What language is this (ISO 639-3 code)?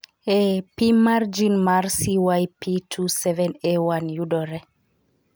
luo